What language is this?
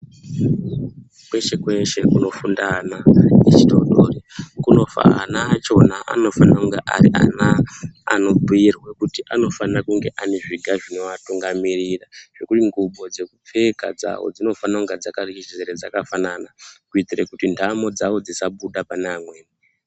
Ndau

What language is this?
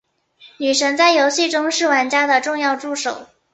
Chinese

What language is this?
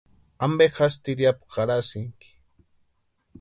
Western Highland Purepecha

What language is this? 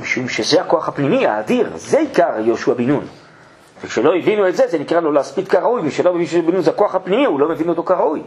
Hebrew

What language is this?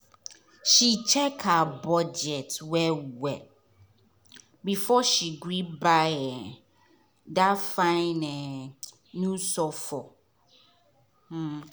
Nigerian Pidgin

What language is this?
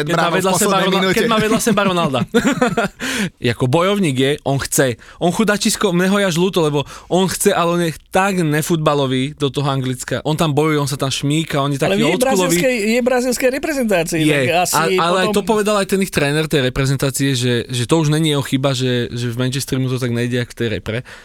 Slovak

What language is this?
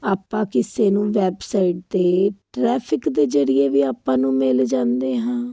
Punjabi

